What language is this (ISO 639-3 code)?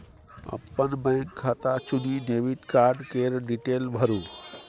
mai